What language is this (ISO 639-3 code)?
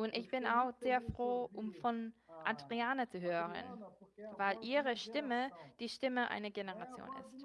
deu